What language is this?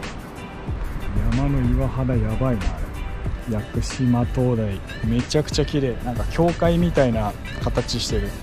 Japanese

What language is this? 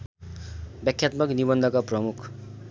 Nepali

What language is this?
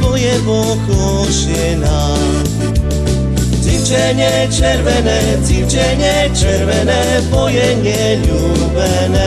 Slovak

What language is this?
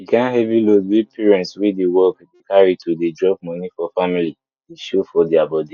Nigerian Pidgin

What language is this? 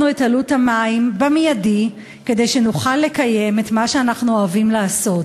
Hebrew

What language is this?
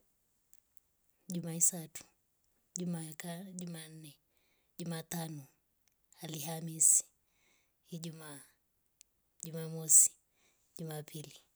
Rombo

